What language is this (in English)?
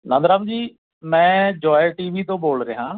Punjabi